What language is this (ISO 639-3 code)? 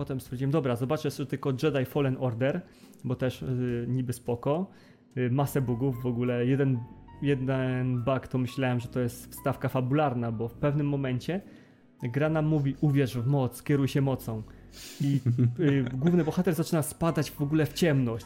pol